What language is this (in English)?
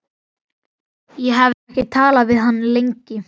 Icelandic